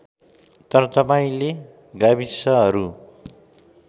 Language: Nepali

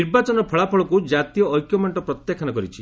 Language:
Odia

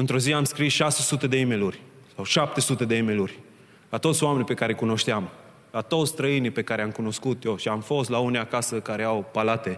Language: Romanian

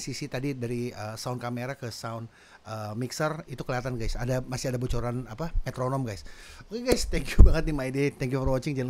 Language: Indonesian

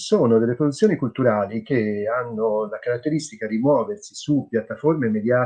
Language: Italian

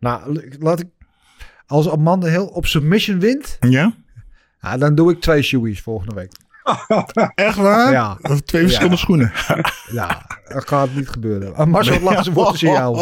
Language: Dutch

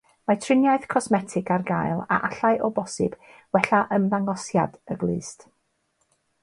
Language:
Welsh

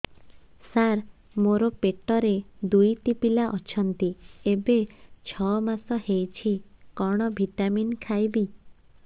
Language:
Odia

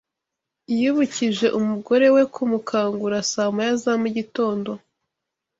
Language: Kinyarwanda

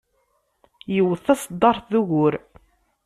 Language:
Kabyle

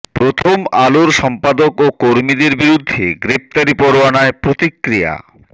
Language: Bangla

